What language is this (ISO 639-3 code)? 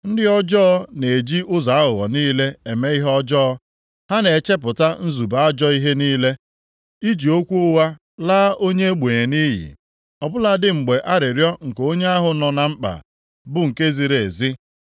ibo